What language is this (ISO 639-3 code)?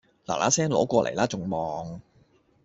yue